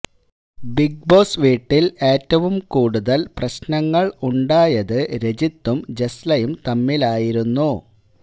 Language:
Malayalam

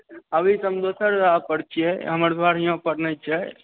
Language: Maithili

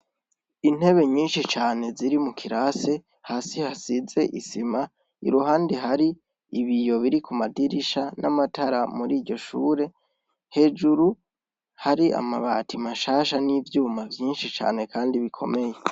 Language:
Rundi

